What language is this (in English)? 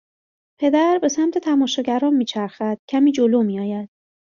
Persian